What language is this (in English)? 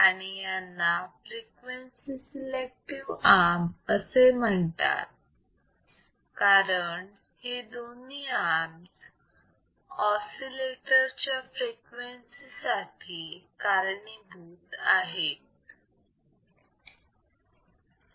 Marathi